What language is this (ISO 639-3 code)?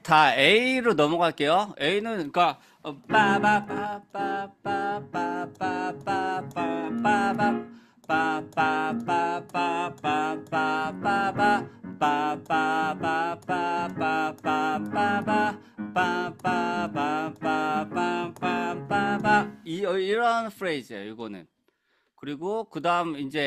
kor